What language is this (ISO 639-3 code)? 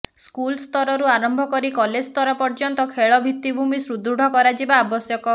ori